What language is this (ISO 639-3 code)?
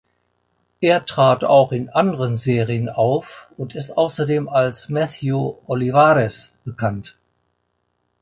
deu